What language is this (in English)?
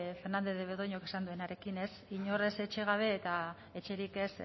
Basque